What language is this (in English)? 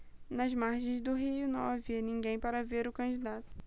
Portuguese